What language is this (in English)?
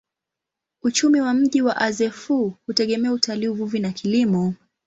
Swahili